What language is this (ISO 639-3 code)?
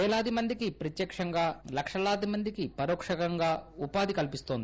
tel